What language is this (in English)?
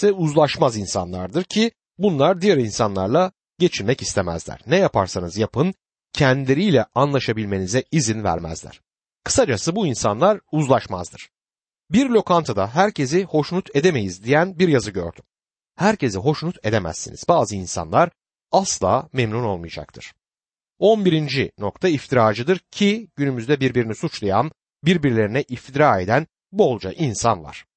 Turkish